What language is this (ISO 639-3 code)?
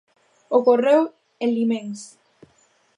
glg